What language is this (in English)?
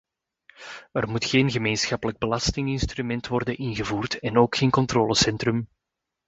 Dutch